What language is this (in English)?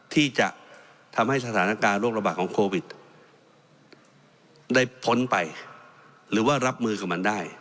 Thai